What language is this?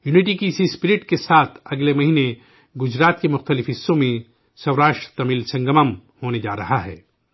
Urdu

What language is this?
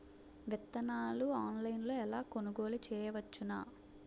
Telugu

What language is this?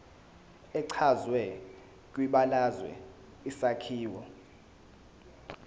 Zulu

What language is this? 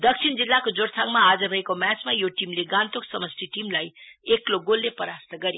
Nepali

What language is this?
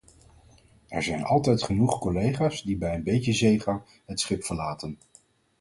Dutch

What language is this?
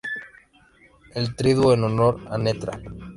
Spanish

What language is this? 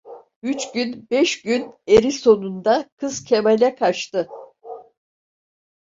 Turkish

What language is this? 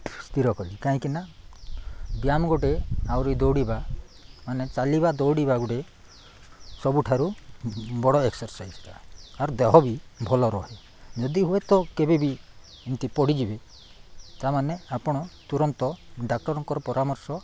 Odia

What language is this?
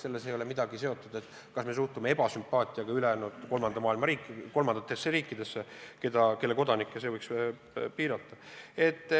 Estonian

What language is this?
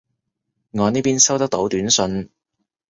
Cantonese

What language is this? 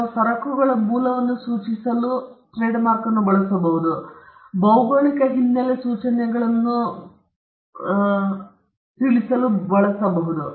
Kannada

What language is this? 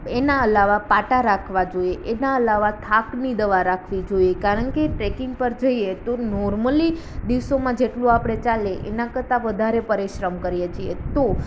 Gujarati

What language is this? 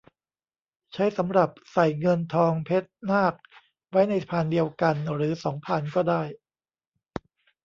Thai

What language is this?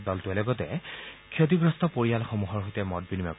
Assamese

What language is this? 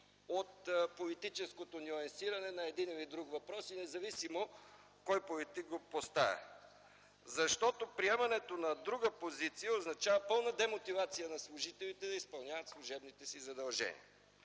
Bulgarian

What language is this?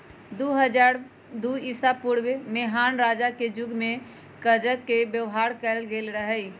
Magahi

